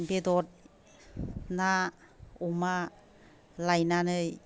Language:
Bodo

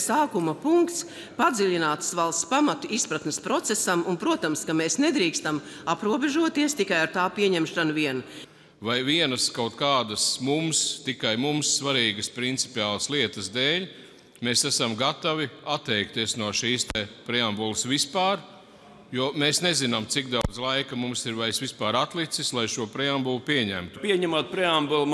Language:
Latvian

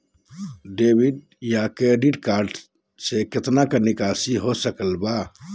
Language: Magahi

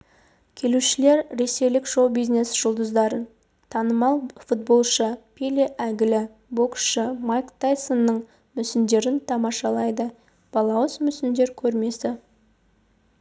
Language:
Kazakh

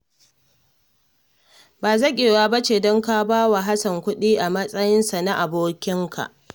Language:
Hausa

